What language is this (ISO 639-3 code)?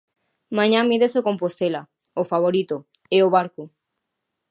glg